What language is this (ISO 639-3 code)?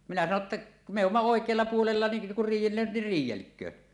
fin